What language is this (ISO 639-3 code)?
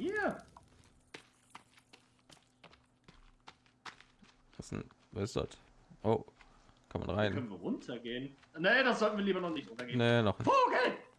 deu